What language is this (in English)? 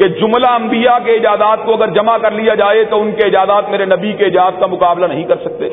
Urdu